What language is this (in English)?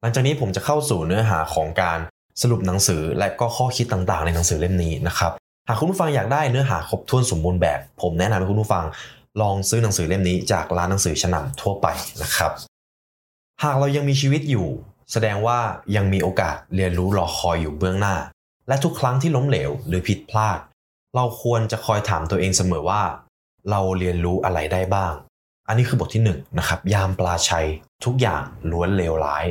Thai